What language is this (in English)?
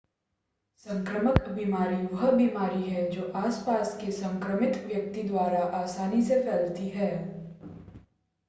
Hindi